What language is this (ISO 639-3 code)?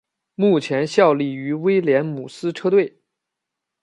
zho